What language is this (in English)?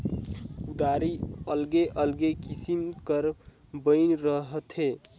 Chhattisgarhi